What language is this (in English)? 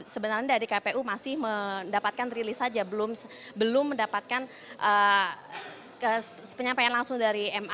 Indonesian